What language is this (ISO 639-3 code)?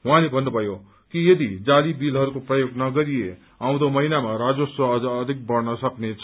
nep